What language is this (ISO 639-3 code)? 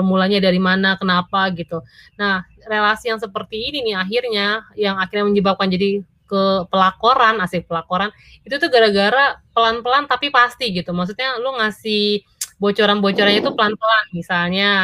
ind